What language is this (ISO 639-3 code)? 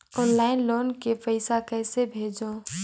hne